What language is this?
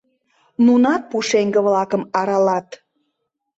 Mari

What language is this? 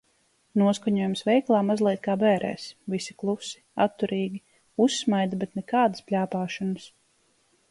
Latvian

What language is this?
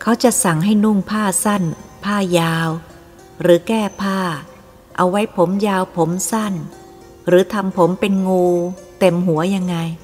Thai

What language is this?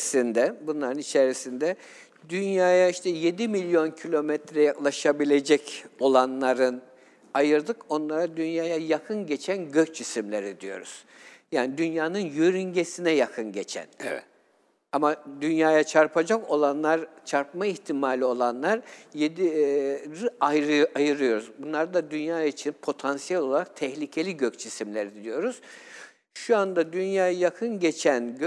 Turkish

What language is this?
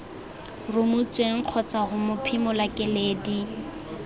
Tswana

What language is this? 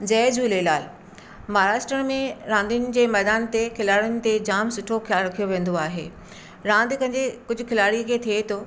Sindhi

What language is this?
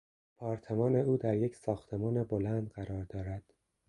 Persian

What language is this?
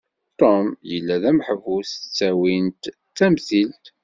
Kabyle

